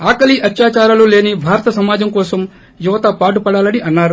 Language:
Telugu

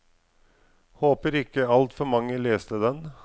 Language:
Norwegian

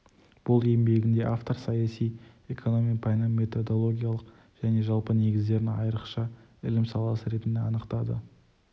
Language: Kazakh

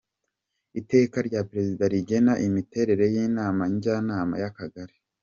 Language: Kinyarwanda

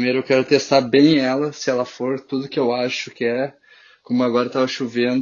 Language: Portuguese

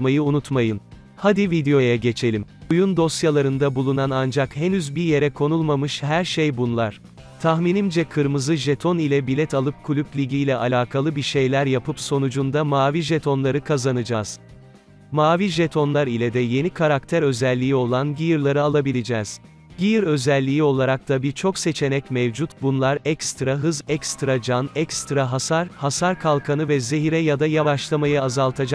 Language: Turkish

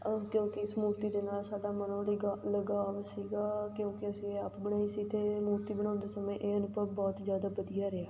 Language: Punjabi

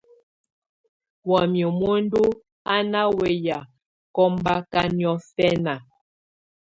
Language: Tunen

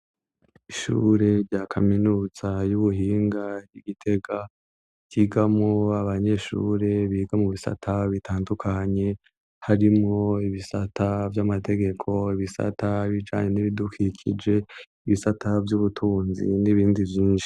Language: Rundi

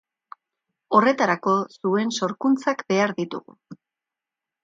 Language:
Basque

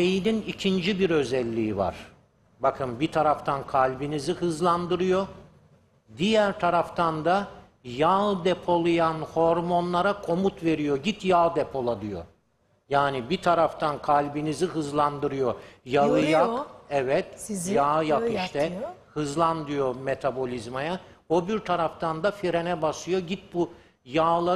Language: Turkish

